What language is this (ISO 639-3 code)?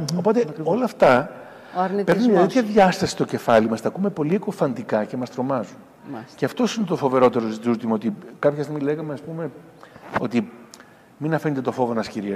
ell